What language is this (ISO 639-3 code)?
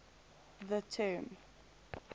eng